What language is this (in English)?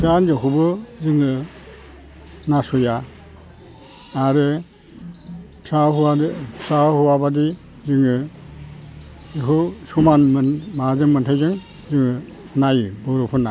Bodo